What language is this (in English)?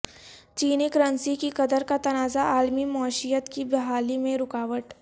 Urdu